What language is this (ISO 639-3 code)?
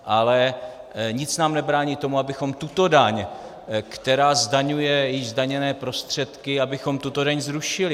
ces